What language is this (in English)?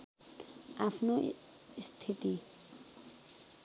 Nepali